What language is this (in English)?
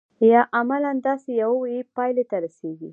Pashto